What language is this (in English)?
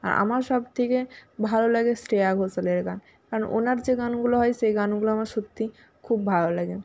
Bangla